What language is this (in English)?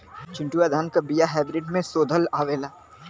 Bhojpuri